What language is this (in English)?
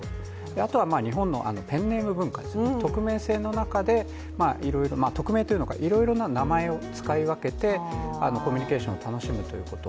Japanese